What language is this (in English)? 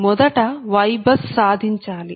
Telugu